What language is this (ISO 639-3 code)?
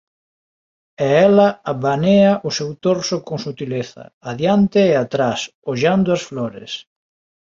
glg